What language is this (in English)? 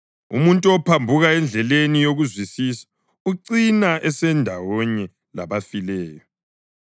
North Ndebele